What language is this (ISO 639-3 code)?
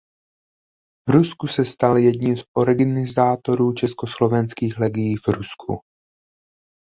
ces